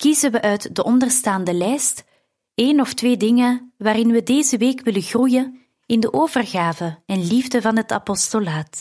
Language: Dutch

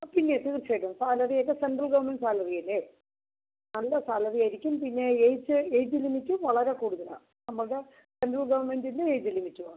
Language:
Malayalam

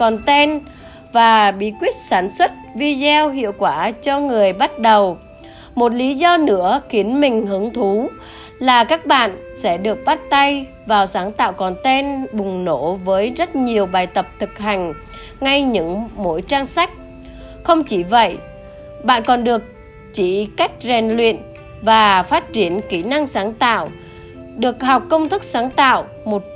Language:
Vietnamese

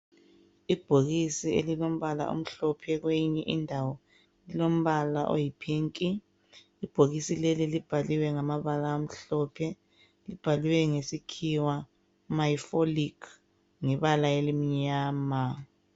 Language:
North Ndebele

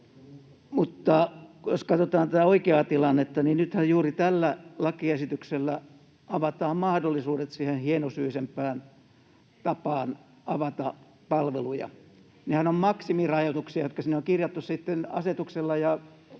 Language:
Finnish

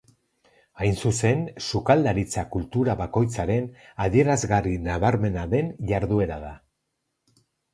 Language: Basque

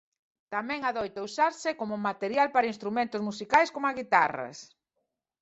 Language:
Galician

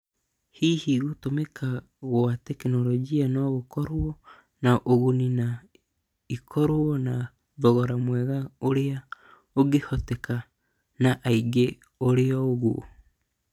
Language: Kikuyu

